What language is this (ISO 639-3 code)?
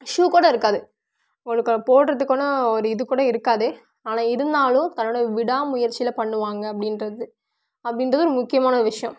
tam